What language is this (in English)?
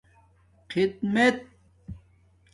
Domaaki